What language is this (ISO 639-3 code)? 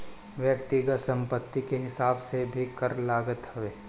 bho